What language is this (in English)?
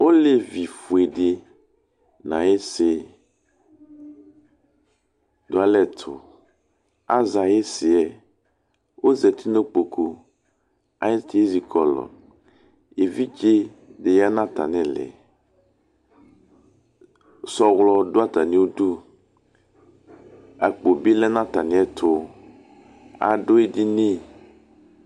Ikposo